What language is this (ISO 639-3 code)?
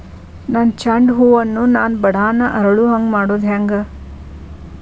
kan